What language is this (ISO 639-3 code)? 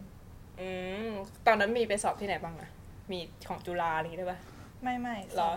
tha